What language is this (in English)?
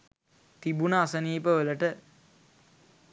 Sinhala